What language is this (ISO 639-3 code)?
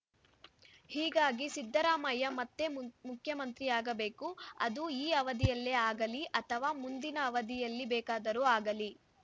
kan